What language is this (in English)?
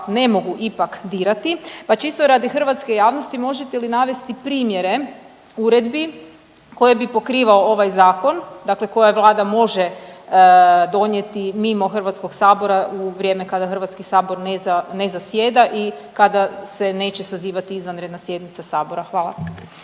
Croatian